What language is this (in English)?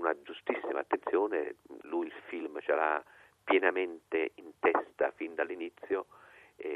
Italian